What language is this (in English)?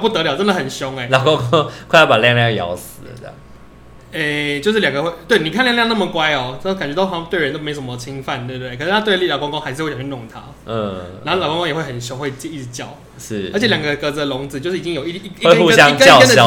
Chinese